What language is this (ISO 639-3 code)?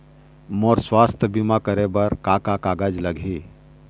hne